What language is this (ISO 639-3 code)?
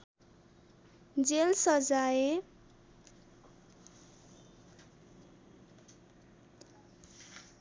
nep